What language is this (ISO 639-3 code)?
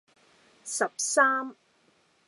yue